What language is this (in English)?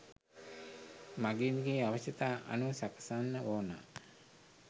Sinhala